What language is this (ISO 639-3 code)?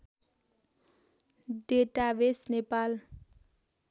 nep